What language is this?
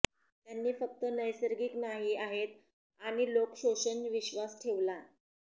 Marathi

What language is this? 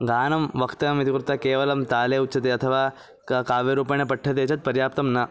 Sanskrit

